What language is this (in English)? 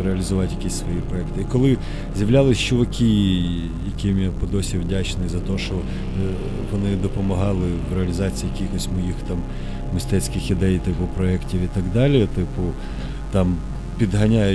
Ukrainian